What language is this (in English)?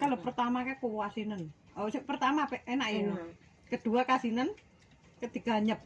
Indonesian